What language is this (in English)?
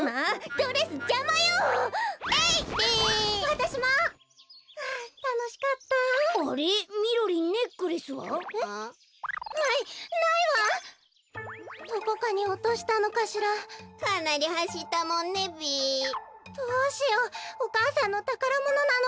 Japanese